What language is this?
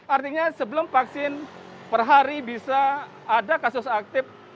Indonesian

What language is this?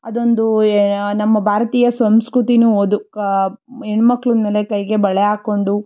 Kannada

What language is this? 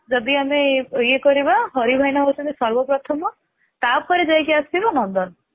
Odia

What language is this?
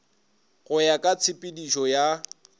Northern Sotho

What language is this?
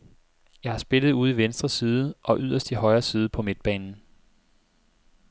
Danish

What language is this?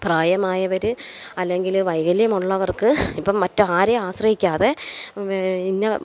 Malayalam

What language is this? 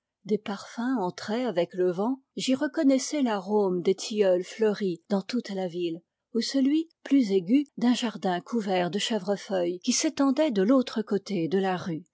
French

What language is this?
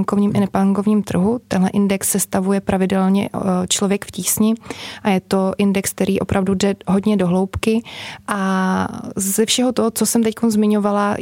Czech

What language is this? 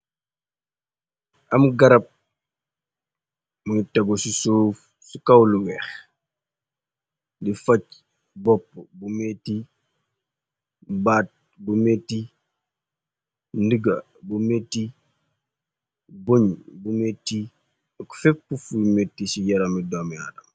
Wolof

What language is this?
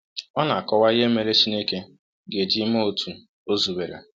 Igbo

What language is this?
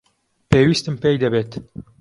Central Kurdish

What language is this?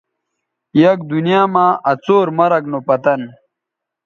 Bateri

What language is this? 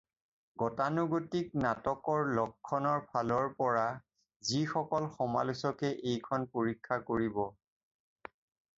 Assamese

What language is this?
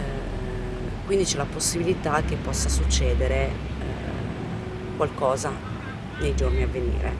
Italian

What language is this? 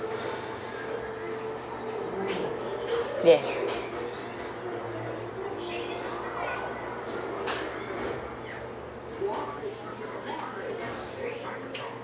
English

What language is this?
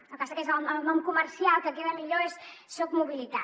Catalan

